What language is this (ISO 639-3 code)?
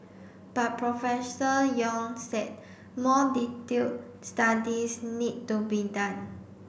eng